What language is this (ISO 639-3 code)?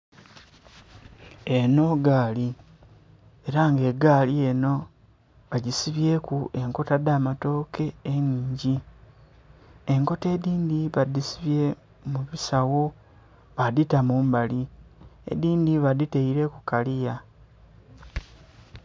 xog